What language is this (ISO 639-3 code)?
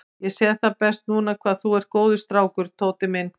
isl